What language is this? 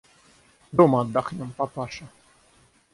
Russian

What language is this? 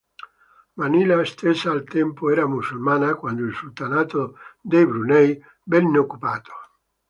Italian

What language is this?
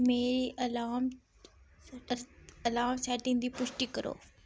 Dogri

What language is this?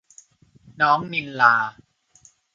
Thai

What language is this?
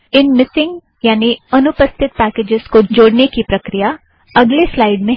Hindi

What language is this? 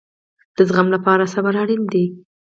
Pashto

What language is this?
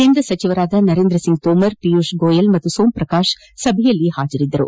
Kannada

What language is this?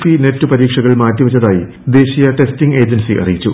Malayalam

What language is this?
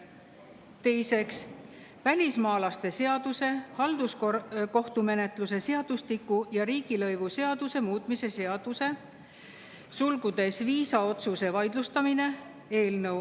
Estonian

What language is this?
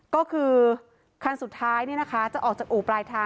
Thai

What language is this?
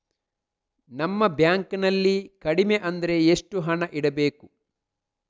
Kannada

